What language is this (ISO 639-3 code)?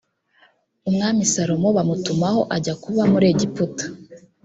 kin